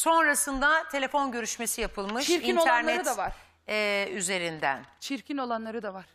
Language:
Turkish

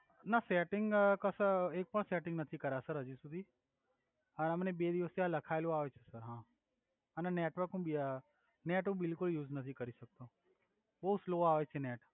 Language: Gujarati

